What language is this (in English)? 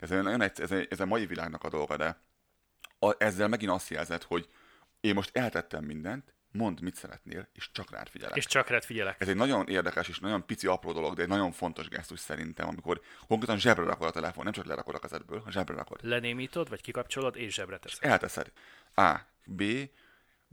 Hungarian